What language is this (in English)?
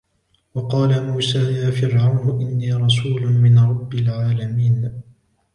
Arabic